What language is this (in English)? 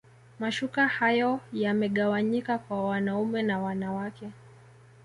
Swahili